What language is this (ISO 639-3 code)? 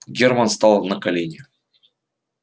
rus